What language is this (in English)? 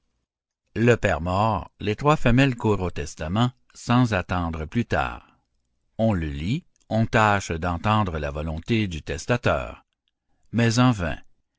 French